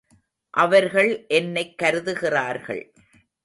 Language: Tamil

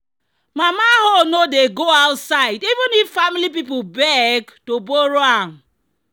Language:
Nigerian Pidgin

